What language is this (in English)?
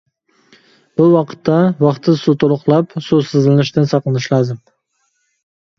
Uyghur